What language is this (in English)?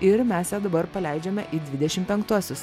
Lithuanian